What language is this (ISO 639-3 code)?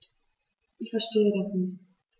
deu